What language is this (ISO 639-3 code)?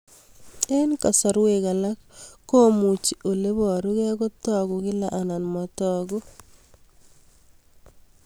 kln